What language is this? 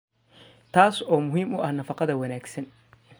Somali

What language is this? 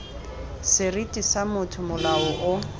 Tswana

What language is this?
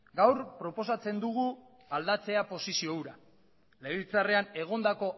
Basque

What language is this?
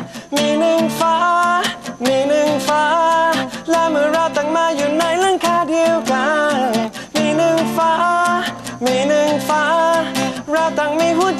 Thai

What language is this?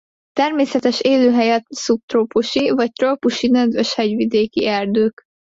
Hungarian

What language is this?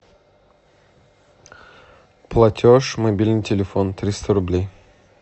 Russian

